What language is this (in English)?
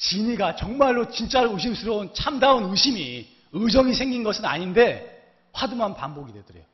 Korean